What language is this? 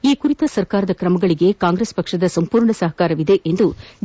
Kannada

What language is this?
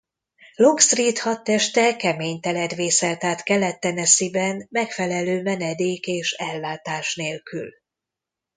Hungarian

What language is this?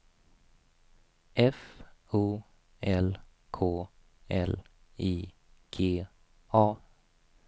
Swedish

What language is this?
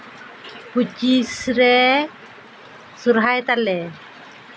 Santali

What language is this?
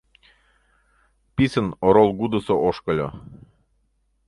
Mari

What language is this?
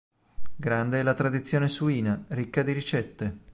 Italian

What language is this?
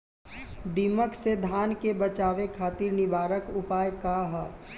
Bhojpuri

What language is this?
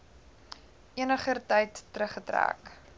Afrikaans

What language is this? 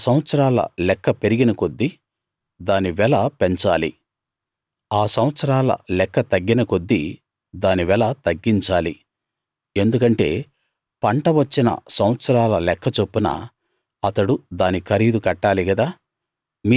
Telugu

